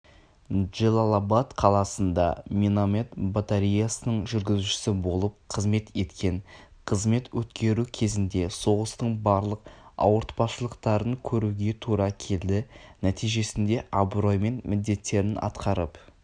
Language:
Kazakh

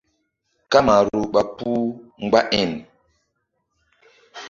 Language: Mbum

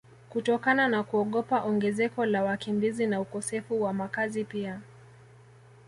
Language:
Swahili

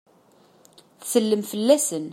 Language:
Kabyle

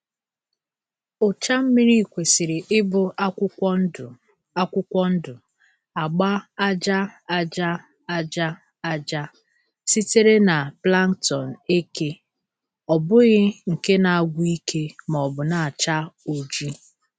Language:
Igbo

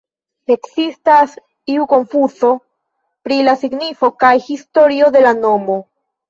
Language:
Esperanto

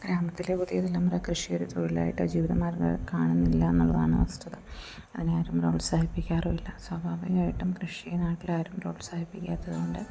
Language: Malayalam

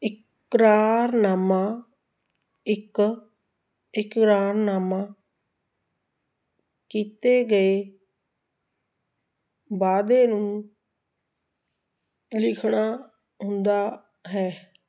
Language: Punjabi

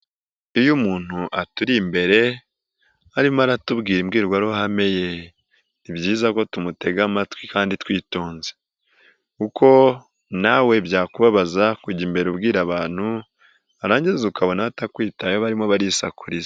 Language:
Kinyarwanda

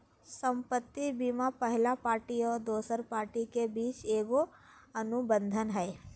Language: Magahi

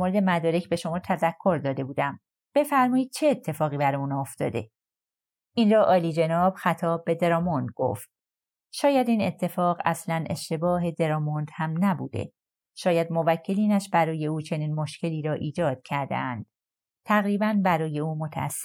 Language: Persian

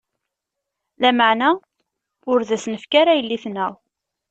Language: Kabyle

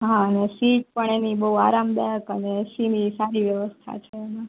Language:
Gujarati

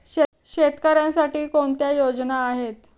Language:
Marathi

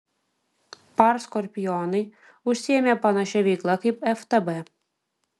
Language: Lithuanian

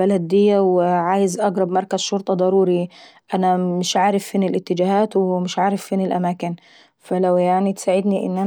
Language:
Saidi Arabic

